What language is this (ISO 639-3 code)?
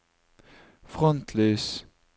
nor